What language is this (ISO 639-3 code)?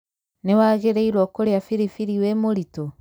kik